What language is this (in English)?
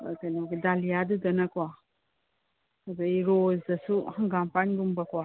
Manipuri